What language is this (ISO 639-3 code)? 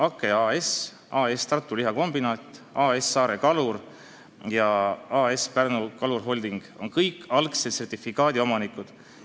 est